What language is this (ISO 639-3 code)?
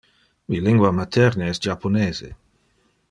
ina